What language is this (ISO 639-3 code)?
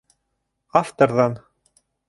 bak